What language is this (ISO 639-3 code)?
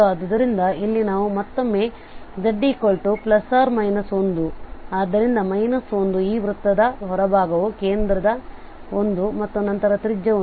kan